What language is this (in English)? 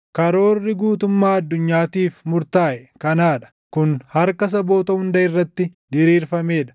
Oromo